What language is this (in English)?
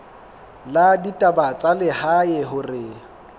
Southern Sotho